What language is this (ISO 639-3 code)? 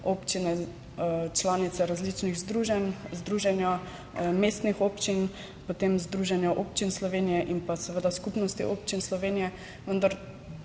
slv